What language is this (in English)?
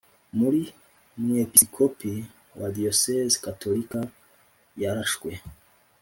Kinyarwanda